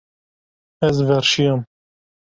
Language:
Kurdish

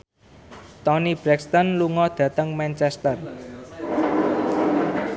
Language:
Javanese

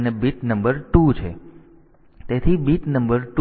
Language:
Gujarati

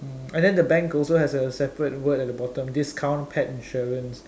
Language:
English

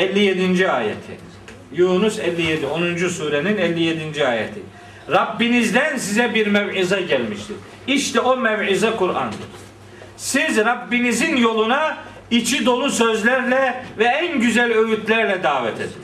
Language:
Turkish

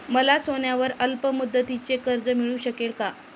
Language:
Marathi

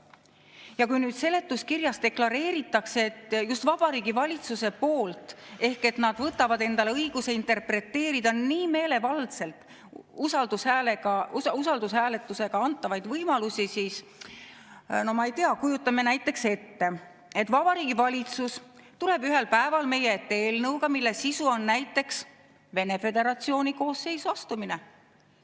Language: Estonian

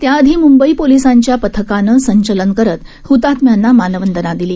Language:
Marathi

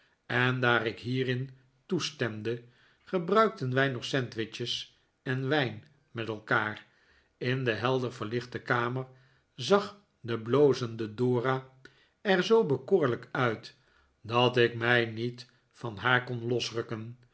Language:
Dutch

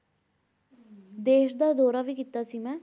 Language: Punjabi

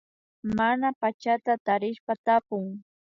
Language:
Imbabura Highland Quichua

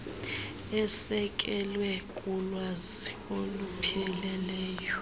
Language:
Xhosa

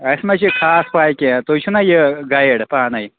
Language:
Kashmiri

